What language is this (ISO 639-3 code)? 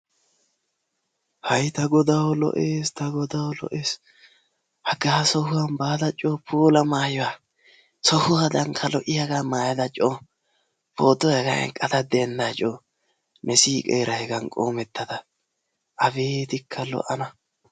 wal